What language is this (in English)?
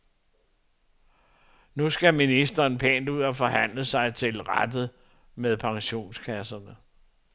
Danish